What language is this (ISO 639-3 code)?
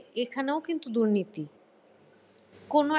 ben